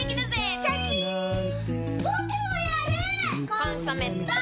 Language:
Japanese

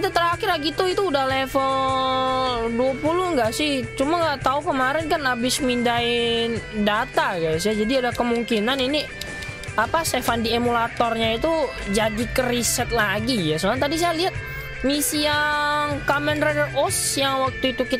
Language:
Indonesian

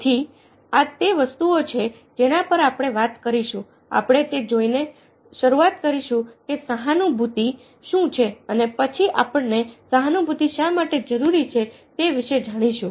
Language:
Gujarati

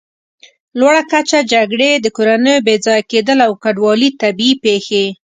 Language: Pashto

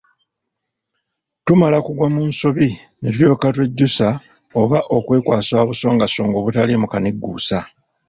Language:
Ganda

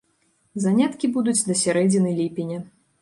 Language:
Belarusian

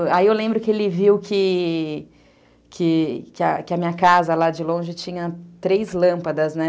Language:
Portuguese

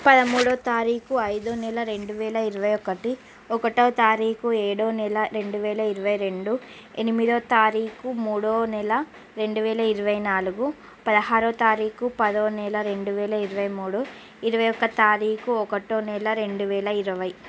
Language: Telugu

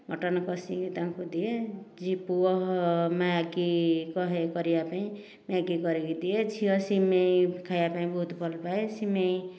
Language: Odia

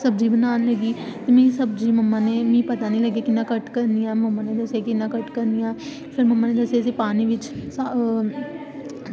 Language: Dogri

